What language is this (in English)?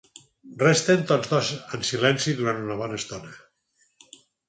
Catalan